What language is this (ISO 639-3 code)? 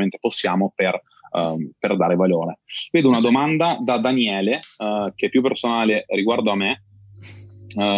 ita